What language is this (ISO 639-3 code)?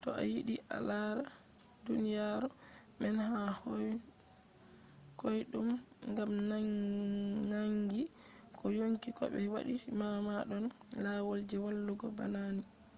ful